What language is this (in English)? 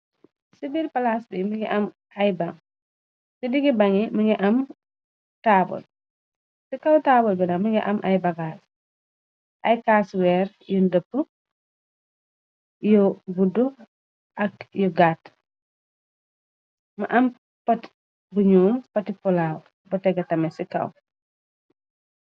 Wolof